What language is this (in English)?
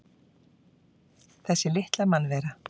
Icelandic